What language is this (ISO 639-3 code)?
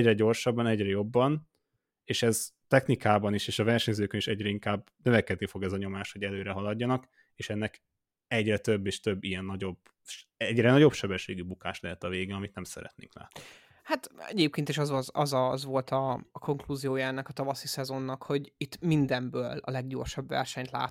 hun